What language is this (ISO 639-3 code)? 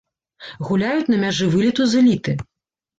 bel